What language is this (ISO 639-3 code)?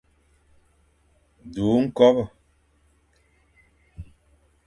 fan